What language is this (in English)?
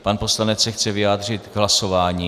Czech